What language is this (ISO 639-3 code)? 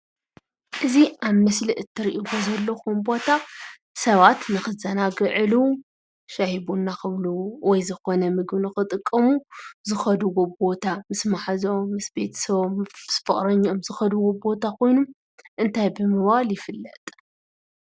tir